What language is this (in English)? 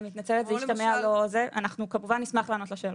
Hebrew